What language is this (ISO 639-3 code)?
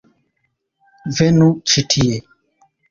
epo